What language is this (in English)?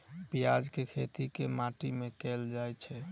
Maithili